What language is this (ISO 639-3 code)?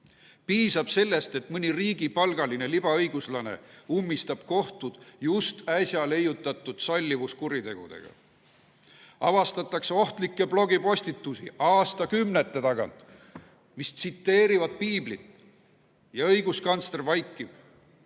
est